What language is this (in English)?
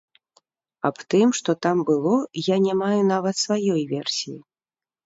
Belarusian